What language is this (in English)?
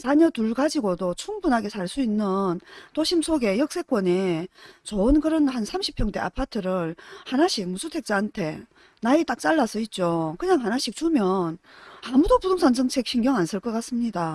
Korean